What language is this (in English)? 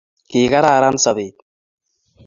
Kalenjin